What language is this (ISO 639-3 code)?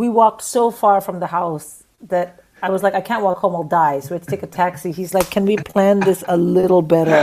eng